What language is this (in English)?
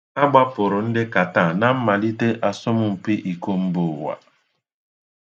Igbo